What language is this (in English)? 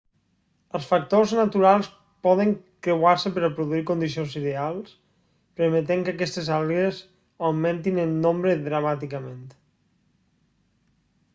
Catalan